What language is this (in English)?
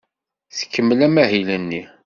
Kabyle